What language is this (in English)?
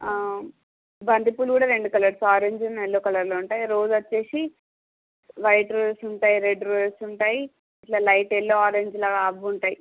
Telugu